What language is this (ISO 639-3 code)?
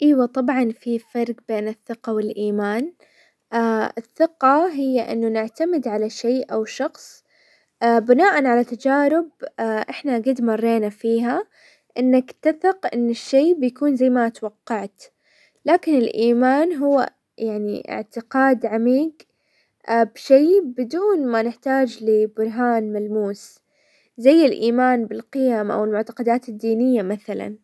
acw